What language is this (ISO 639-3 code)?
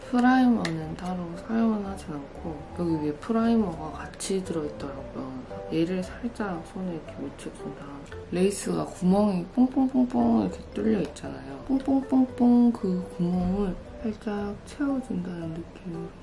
kor